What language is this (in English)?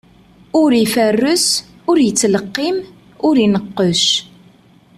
Kabyle